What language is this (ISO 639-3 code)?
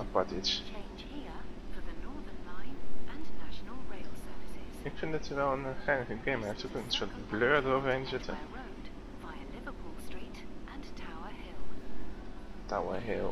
nld